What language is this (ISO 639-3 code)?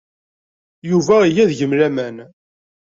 kab